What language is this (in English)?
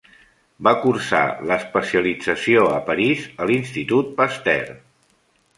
Catalan